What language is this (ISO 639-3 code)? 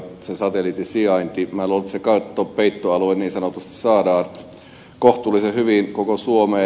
fin